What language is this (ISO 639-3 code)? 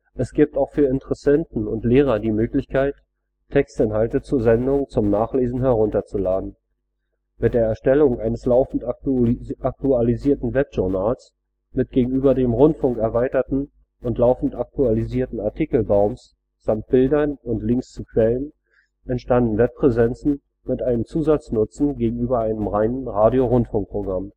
deu